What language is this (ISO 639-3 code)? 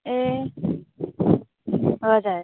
nep